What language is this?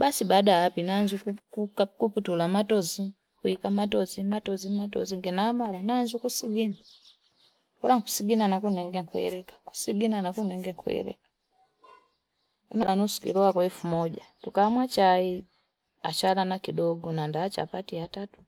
Fipa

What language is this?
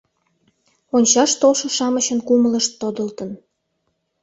Mari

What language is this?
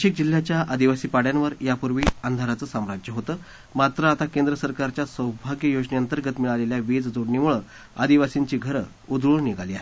Marathi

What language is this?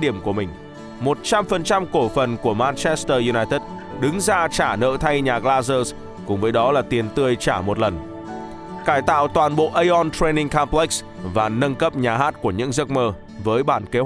Vietnamese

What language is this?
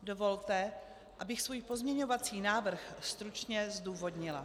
Czech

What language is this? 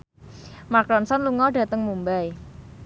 Javanese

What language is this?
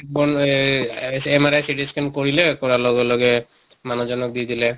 Assamese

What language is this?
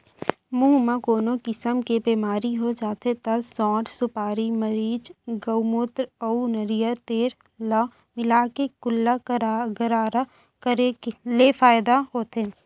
Chhattisgarhi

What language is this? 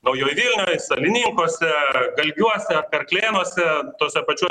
Lithuanian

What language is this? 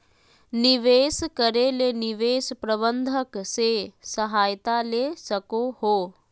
Magahi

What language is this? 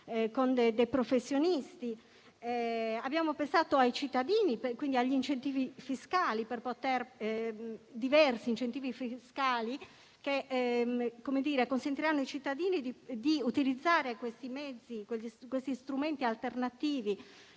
Italian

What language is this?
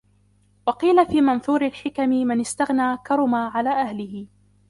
Arabic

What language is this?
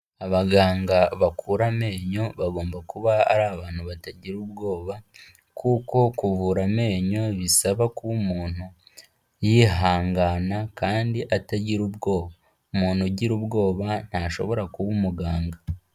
Kinyarwanda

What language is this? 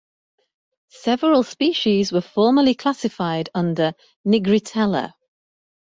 English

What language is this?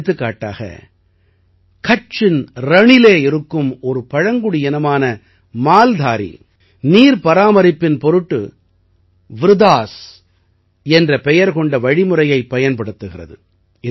Tamil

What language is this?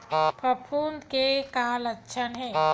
Chhattisgarhi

